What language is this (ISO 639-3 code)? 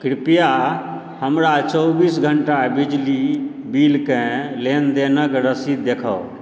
mai